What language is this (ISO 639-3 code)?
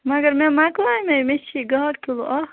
kas